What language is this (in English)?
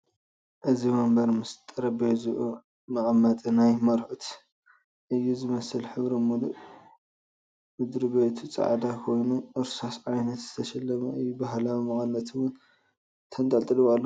Tigrinya